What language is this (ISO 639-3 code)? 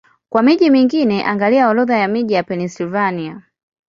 swa